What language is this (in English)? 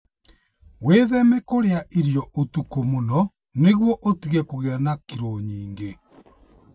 Kikuyu